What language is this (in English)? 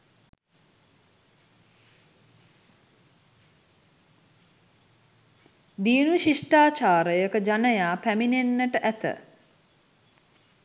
Sinhala